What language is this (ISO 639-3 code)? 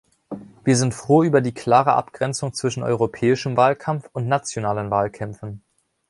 deu